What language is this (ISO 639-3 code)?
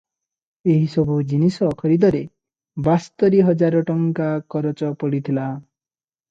ori